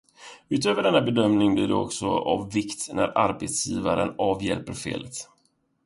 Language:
Swedish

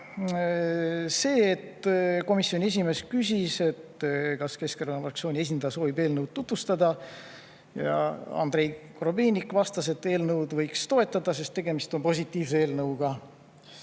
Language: Estonian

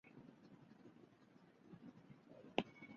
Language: Chinese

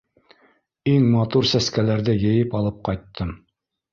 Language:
Bashkir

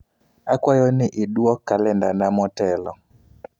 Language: Luo (Kenya and Tanzania)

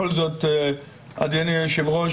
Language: Hebrew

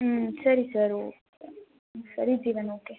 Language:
Kannada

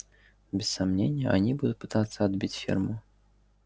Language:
Russian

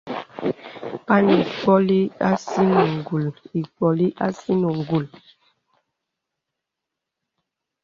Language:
Bebele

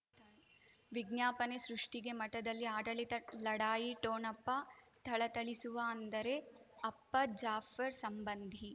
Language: Kannada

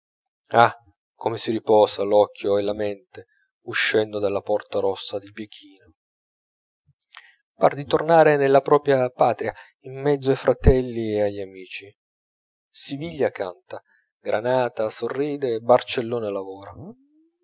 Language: Italian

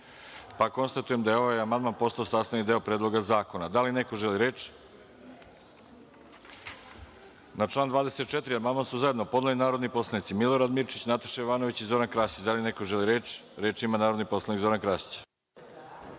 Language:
Serbian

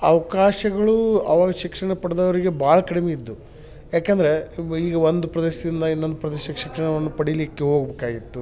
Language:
Kannada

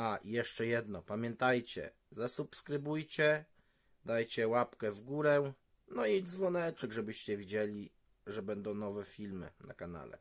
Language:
Polish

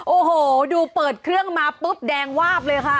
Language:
Thai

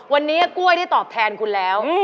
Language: Thai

